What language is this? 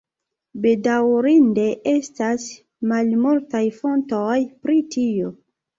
Esperanto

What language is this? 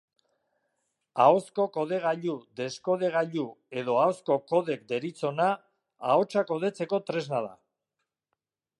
Basque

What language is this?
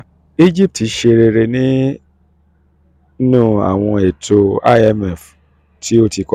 Yoruba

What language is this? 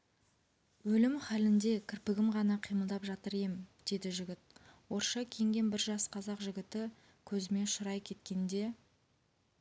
Kazakh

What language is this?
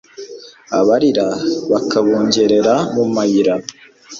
Kinyarwanda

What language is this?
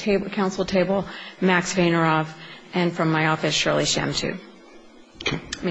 English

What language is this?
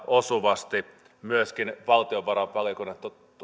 Finnish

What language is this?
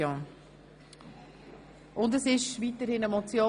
Swiss German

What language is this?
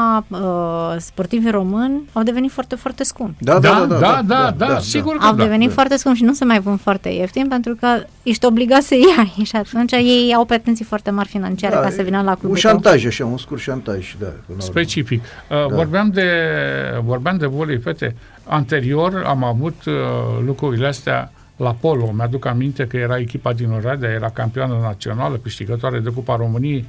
Romanian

